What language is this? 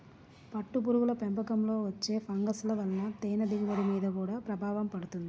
Telugu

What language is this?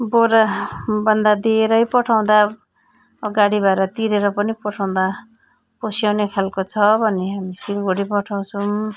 Nepali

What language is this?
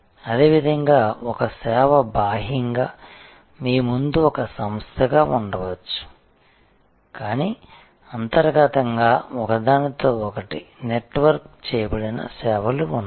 Telugu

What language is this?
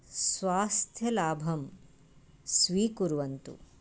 Sanskrit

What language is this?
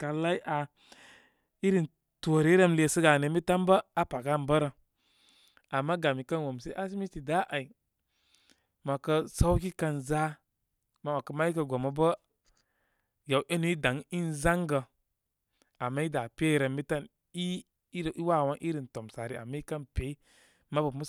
Koma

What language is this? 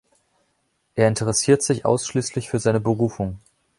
German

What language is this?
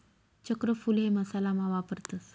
Marathi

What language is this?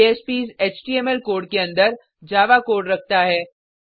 Hindi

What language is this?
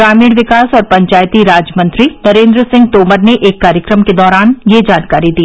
Hindi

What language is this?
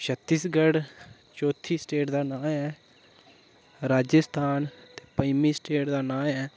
Dogri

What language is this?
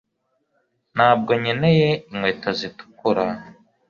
Kinyarwanda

